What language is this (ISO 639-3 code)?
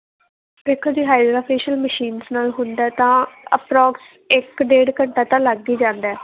pan